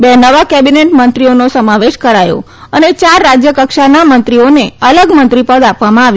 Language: Gujarati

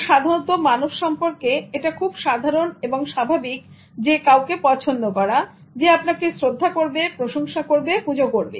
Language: Bangla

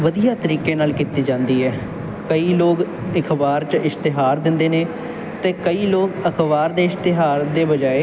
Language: Punjabi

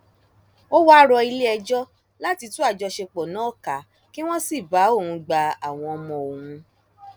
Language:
Yoruba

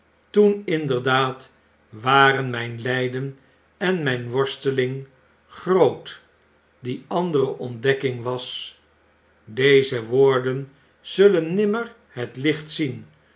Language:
Dutch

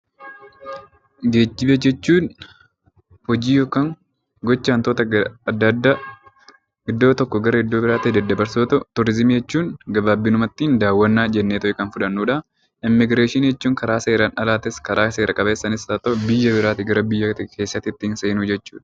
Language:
Oromo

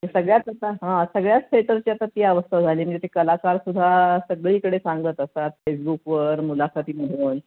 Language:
Marathi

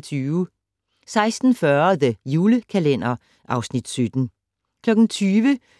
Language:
Danish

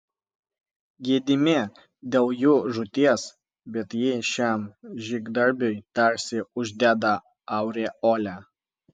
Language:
Lithuanian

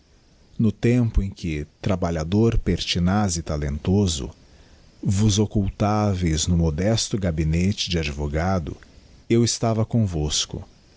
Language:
Portuguese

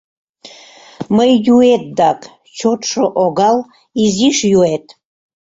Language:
Mari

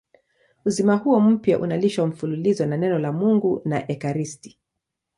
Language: Swahili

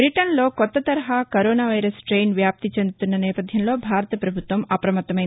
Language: Telugu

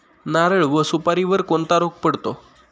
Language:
Marathi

